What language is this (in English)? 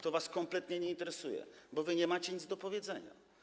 Polish